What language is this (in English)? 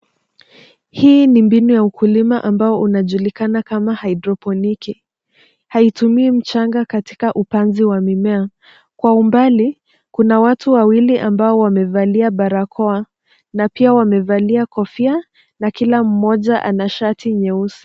Swahili